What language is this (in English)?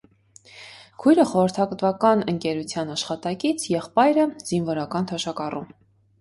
Armenian